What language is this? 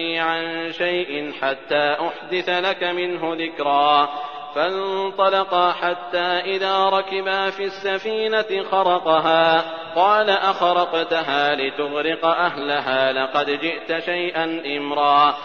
Arabic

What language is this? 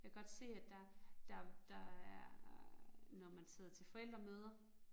Danish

